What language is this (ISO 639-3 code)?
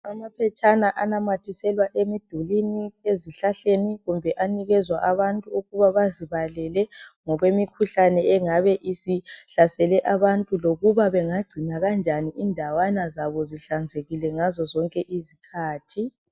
nde